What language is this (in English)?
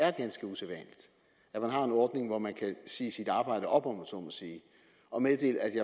Danish